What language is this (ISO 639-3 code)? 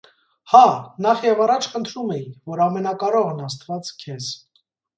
hye